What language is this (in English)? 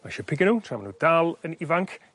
Welsh